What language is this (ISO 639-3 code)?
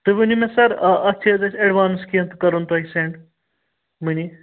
kas